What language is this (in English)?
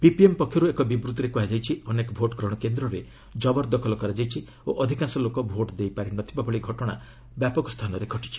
Odia